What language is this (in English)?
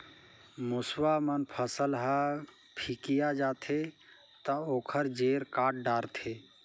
Chhattisgarhi